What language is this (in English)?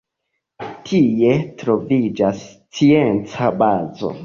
Esperanto